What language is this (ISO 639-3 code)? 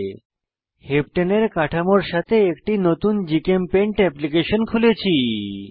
ben